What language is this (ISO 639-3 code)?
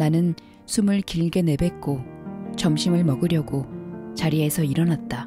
kor